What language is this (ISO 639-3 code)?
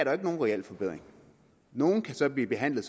dan